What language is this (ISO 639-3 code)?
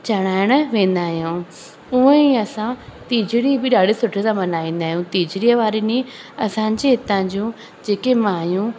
snd